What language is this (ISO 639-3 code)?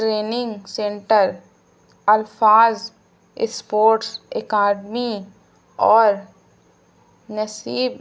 urd